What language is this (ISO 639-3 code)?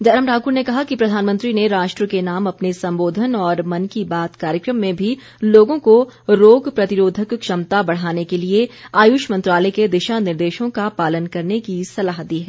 hin